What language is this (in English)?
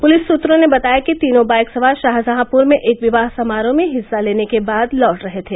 Hindi